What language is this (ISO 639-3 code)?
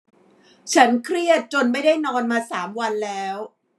tha